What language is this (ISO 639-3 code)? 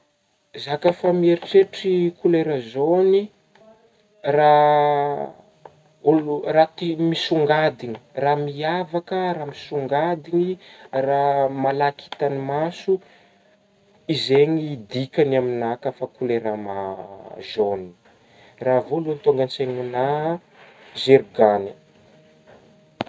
bmm